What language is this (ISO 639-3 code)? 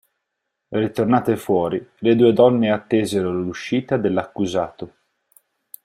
ita